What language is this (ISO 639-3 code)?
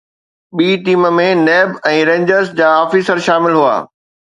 snd